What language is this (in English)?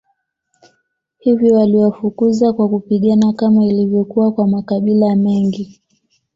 Swahili